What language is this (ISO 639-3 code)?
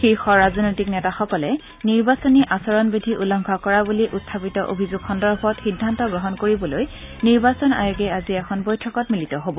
asm